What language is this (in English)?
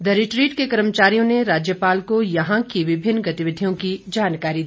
Hindi